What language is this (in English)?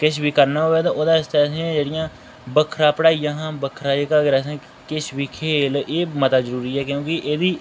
Dogri